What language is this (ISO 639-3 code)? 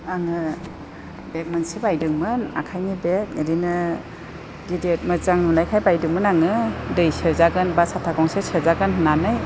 brx